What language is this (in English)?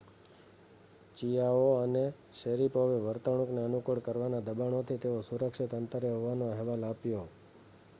Gujarati